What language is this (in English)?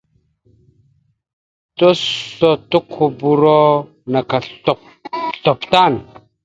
Mada (Cameroon)